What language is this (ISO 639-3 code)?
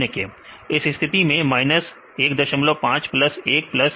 hin